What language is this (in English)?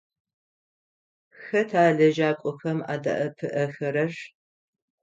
Adyghe